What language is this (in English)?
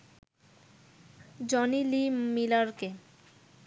Bangla